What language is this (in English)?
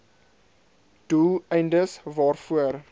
Afrikaans